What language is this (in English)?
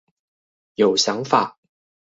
Chinese